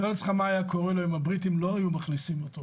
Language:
Hebrew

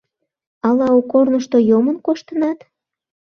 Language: Mari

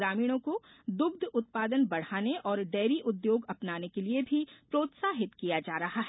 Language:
Hindi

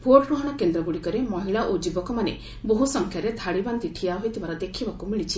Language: Odia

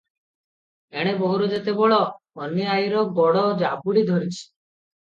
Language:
Odia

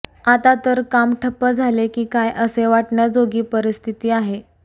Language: Marathi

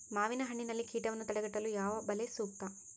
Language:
Kannada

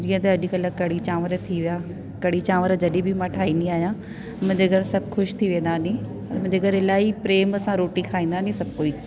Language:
Sindhi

